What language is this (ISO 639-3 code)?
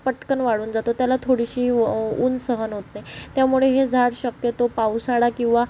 mar